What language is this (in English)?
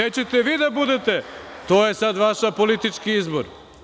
Serbian